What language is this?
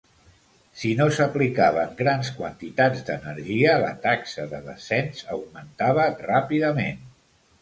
Catalan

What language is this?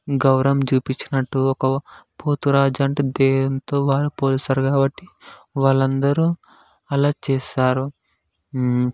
Telugu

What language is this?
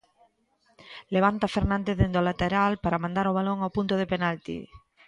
Galician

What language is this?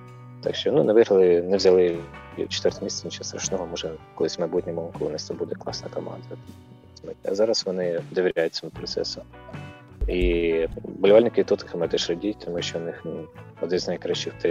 Ukrainian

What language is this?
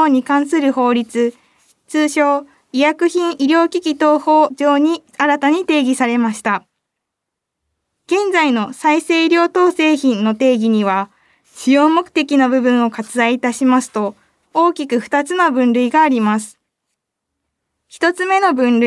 Japanese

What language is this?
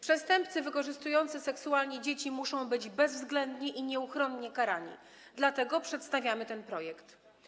Polish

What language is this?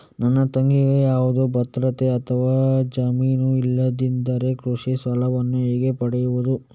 Kannada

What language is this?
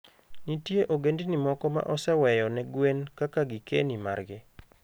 Luo (Kenya and Tanzania)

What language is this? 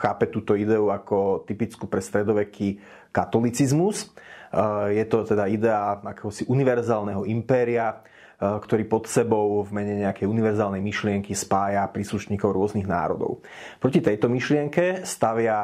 Slovak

